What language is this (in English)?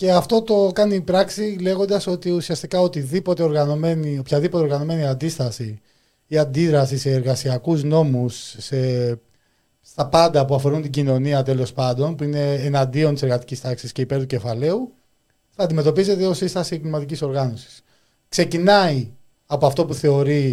Greek